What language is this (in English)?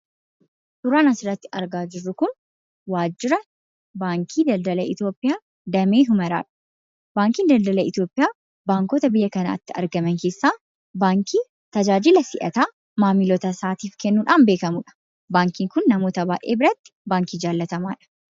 Oromo